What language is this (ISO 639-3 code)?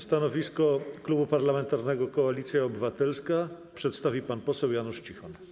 pol